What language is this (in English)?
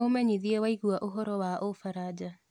Kikuyu